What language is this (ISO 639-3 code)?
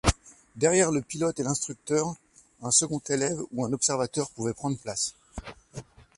fra